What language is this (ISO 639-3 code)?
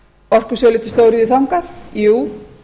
isl